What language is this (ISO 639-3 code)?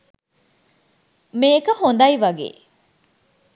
sin